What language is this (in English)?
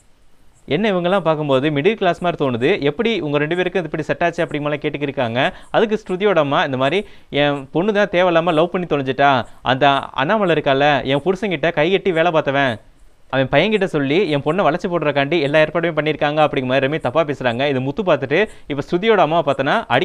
Tamil